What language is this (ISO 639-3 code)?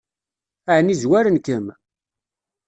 kab